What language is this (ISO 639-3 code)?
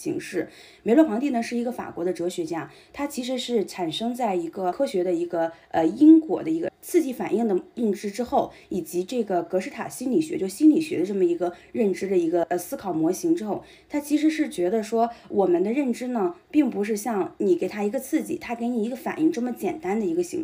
zho